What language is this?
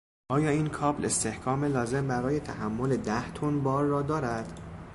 Persian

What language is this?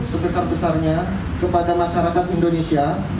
Indonesian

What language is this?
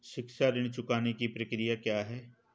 Hindi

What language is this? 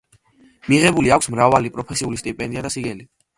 Georgian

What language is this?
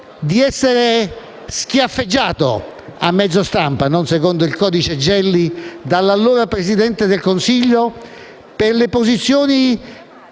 Italian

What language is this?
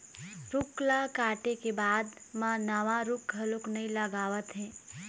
Chhattisgarhi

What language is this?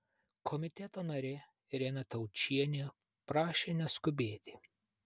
Lithuanian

